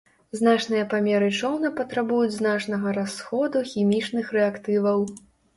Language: Belarusian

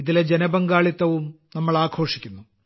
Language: Malayalam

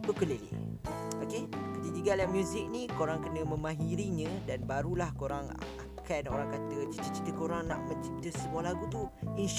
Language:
Malay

